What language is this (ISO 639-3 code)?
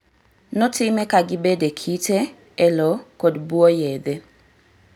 luo